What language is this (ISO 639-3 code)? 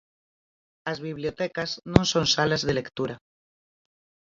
glg